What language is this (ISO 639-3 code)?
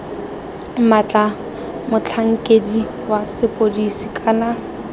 tsn